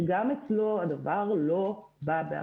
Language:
Hebrew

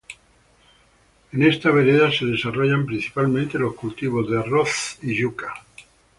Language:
Spanish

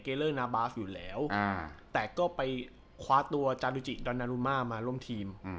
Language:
Thai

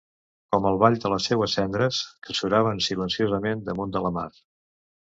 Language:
Catalan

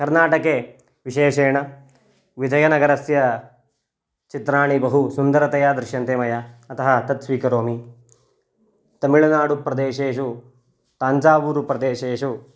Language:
Sanskrit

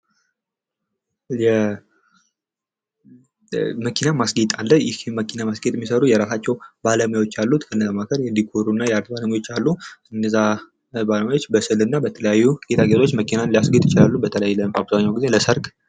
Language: Amharic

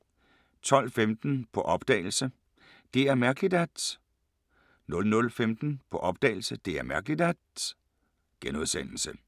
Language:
Danish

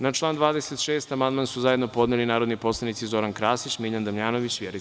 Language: Serbian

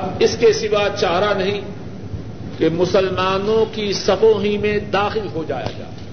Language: Urdu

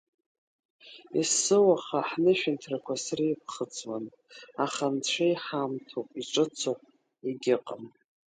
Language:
Abkhazian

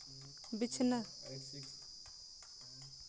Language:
Santali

